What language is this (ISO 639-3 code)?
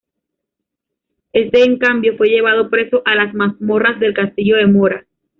spa